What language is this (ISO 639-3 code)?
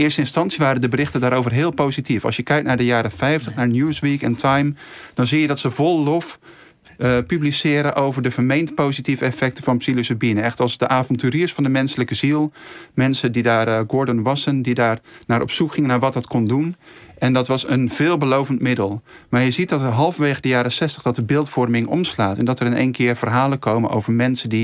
nld